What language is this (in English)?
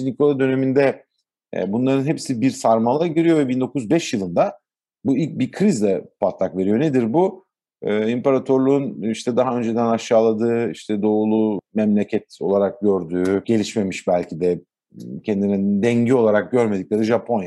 Turkish